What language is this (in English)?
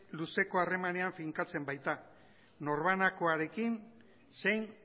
Basque